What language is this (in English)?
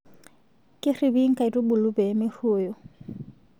Masai